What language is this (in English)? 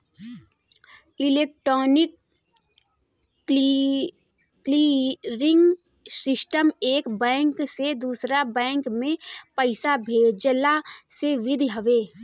Bhojpuri